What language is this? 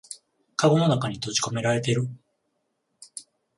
Japanese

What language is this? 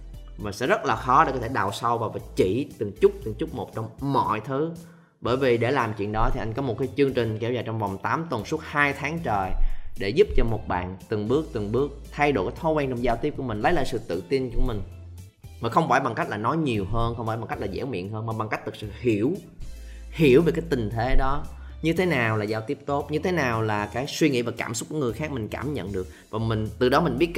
Vietnamese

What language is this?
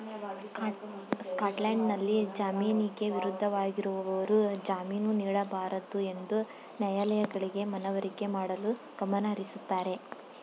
Kannada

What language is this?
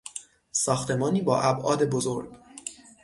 Persian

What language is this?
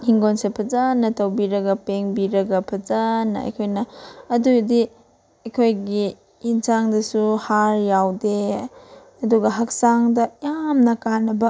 Manipuri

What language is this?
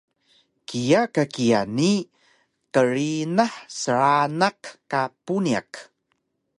Taroko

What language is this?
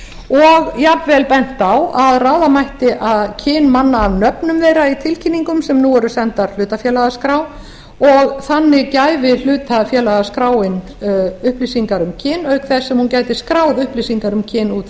Icelandic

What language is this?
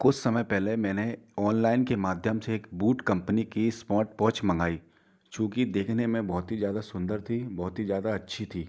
Hindi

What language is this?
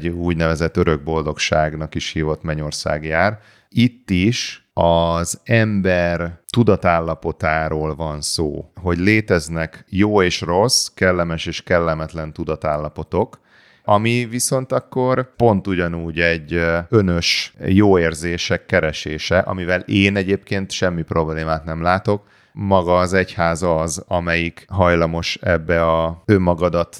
Hungarian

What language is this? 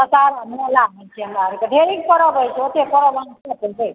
Maithili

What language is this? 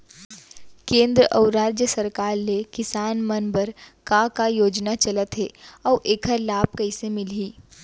Chhattisgarhi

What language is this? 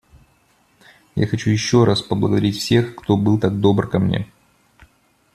Russian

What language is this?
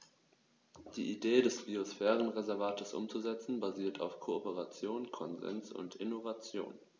German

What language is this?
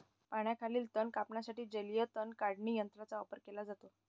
Marathi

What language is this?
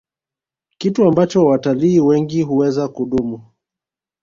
Swahili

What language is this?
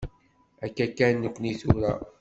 Kabyle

